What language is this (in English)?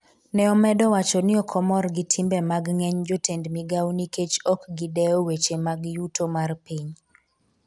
Luo (Kenya and Tanzania)